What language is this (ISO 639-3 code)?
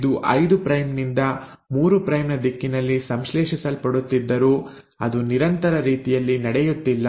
kan